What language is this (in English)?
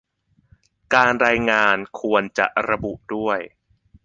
Thai